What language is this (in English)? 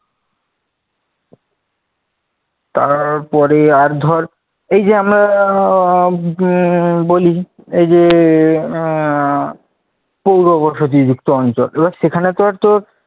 Bangla